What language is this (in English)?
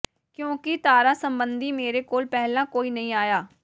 Punjabi